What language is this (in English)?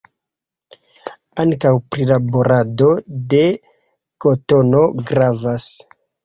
Esperanto